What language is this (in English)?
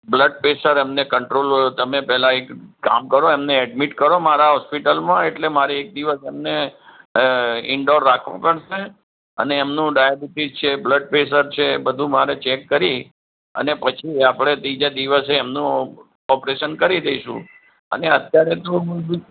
Gujarati